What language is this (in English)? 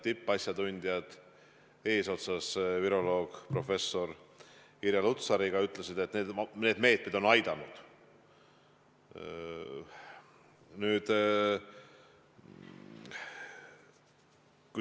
Estonian